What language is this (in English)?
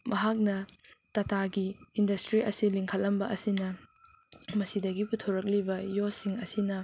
Manipuri